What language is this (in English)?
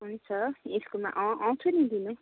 Nepali